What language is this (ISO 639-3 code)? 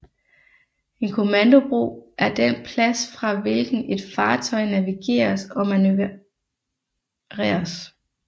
dan